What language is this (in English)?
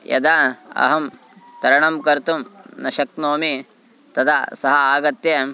Sanskrit